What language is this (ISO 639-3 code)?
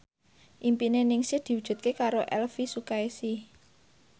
jav